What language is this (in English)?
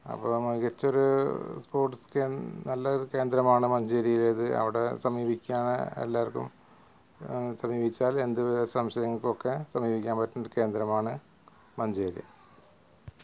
Malayalam